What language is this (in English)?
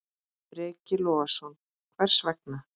Icelandic